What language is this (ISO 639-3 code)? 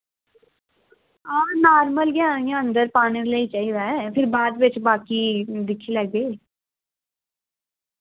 doi